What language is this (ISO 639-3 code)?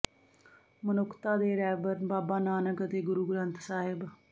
pan